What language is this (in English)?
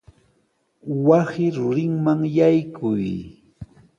Sihuas Ancash Quechua